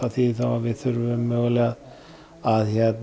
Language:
Icelandic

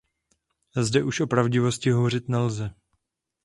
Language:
Czech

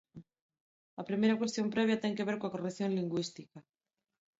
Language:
Galician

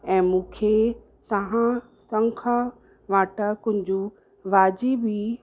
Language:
Sindhi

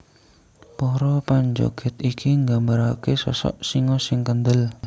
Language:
Javanese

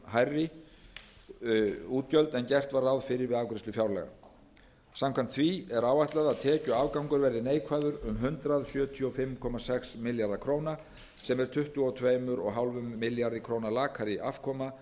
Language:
Icelandic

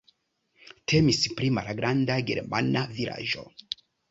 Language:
Esperanto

